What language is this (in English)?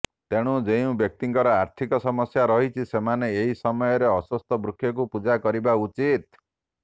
Odia